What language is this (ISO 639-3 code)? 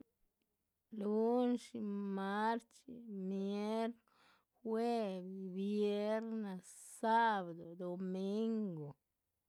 zpv